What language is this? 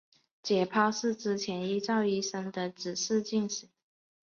Chinese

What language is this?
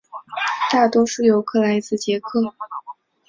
Chinese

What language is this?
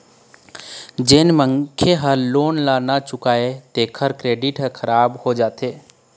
Chhattisgarhi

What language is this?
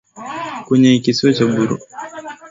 Swahili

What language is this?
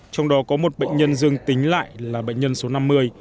Vietnamese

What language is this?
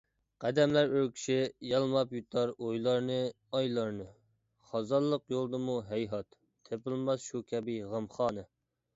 Uyghur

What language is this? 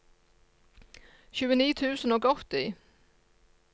Norwegian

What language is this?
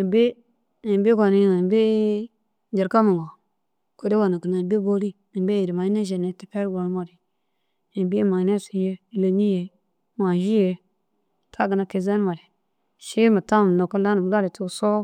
Dazaga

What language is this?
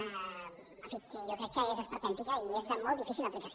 Catalan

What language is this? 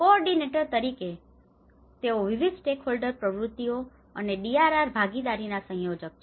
Gujarati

